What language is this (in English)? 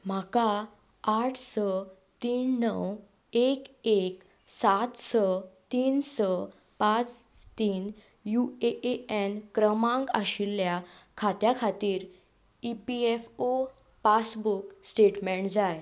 Konkani